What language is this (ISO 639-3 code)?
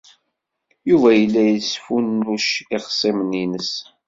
kab